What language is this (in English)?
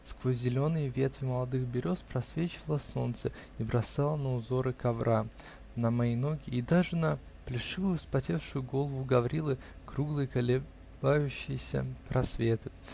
Russian